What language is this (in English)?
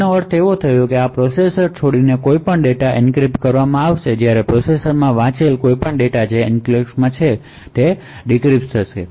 Gujarati